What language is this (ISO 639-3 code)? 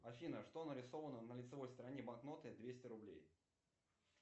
rus